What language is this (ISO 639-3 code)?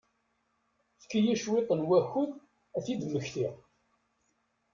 kab